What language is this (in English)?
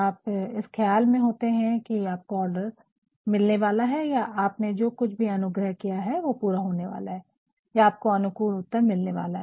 Hindi